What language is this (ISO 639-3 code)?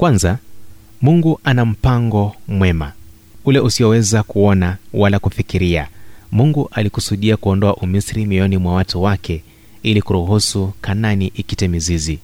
swa